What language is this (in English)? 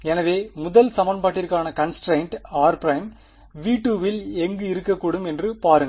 Tamil